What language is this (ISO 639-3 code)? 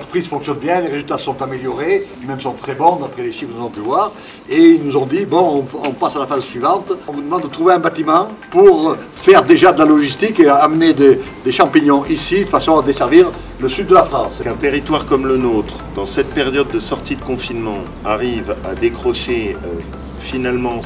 fra